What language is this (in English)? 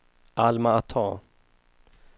Swedish